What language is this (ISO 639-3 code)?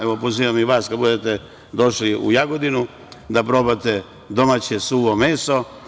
srp